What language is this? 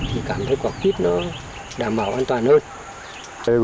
Vietnamese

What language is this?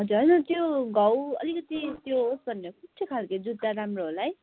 Nepali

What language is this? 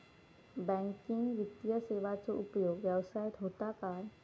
Marathi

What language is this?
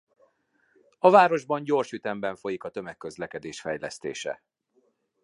Hungarian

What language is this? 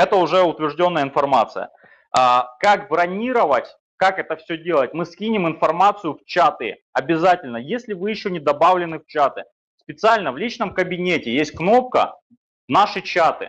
Russian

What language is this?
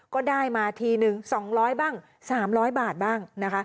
Thai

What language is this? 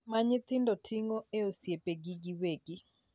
Luo (Kenya and Tanzania)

